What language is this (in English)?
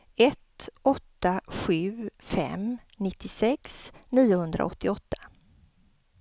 Swedish